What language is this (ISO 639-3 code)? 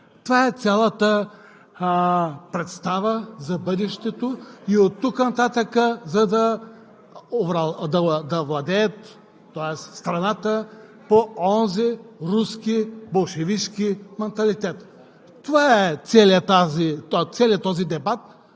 bul